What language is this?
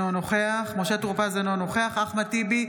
Hebrew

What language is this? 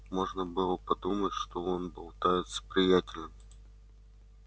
Russian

